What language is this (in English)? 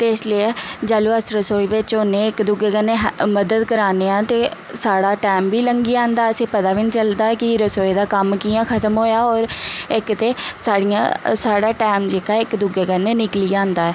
Dogri